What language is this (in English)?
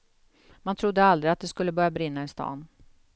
Swedish